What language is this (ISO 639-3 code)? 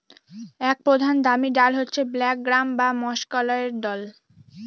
ben